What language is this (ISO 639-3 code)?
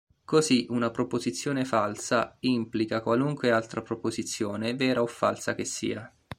ita